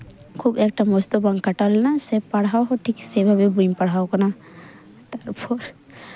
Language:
Santali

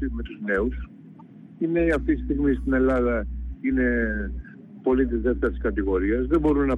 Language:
Greek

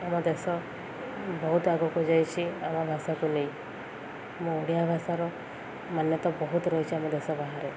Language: Odia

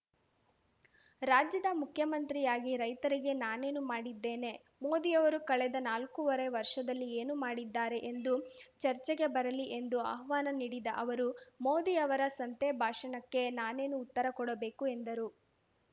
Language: Kannada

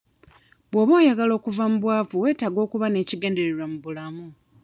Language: Ganda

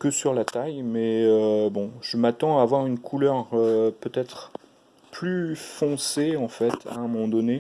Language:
French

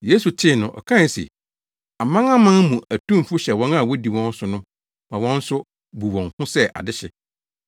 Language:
Akan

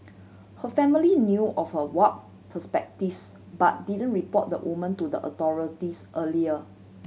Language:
English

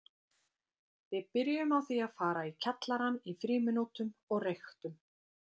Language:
Icelandic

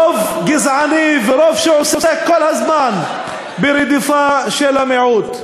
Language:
Hebrew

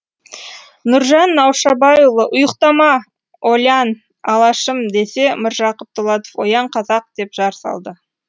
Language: Kazakh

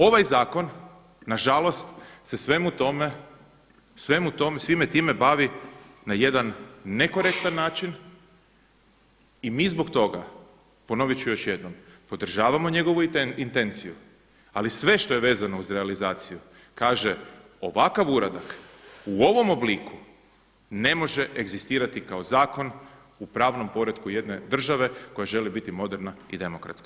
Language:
Croatian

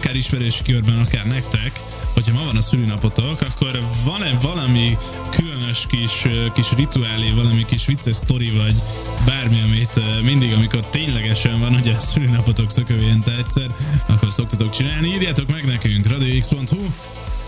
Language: Hungarian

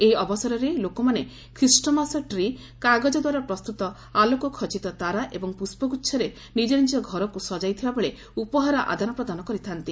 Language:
Odia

